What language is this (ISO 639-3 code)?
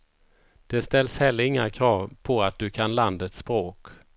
swe